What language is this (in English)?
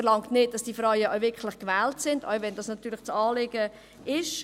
Swiss German